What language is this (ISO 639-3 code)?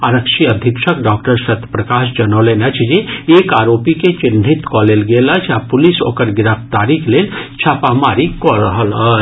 mai